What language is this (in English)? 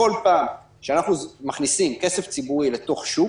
Hebrew